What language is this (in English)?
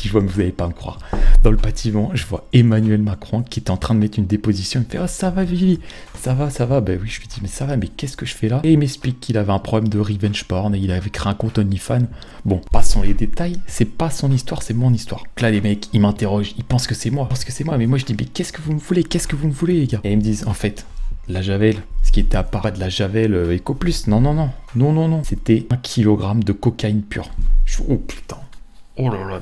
French